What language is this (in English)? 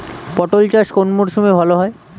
Bangla